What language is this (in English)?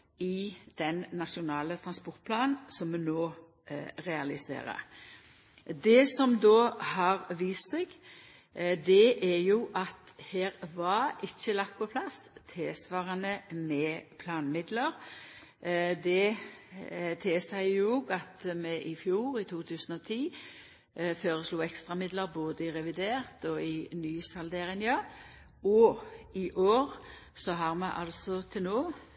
Norwegian Nynorsk